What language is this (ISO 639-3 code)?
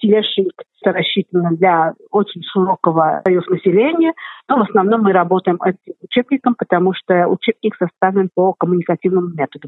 rus